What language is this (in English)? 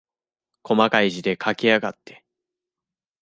Japanese